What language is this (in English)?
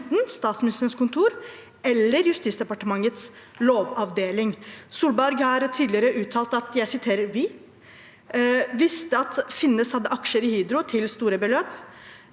Norwegian